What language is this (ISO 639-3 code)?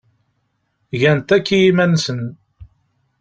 kab